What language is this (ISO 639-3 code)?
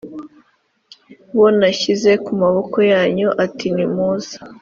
kin